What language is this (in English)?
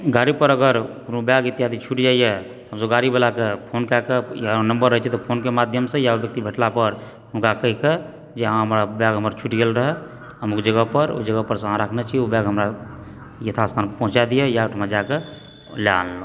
Maithili